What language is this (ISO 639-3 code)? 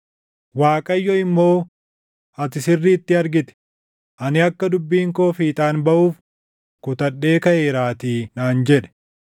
orm